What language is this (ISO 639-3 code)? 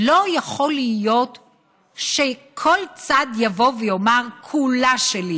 heb